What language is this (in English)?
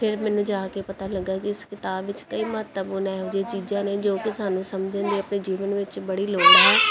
Punjabi